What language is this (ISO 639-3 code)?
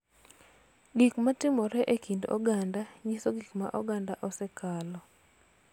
luo